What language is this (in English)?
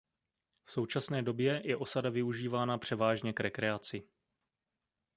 Czech